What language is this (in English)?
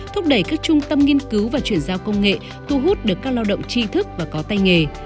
Vietnamese